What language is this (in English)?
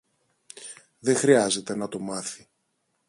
Greek